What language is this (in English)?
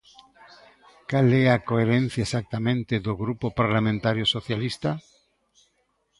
Galician